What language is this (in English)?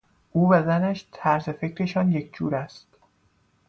Persian